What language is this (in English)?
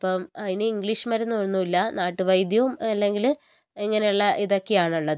Malayalam